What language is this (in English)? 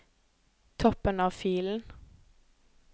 Norwegian